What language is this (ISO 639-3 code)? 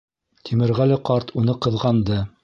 bak